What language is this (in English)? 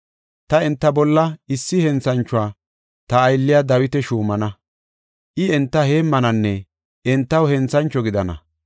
Gofa